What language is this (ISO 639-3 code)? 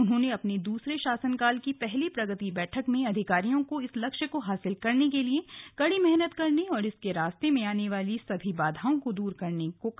hin